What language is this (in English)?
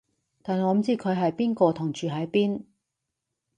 Cantonese